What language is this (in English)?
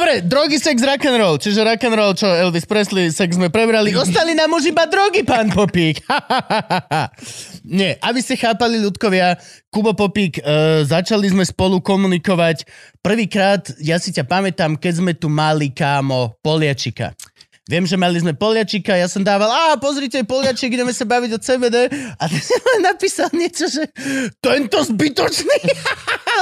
Slovak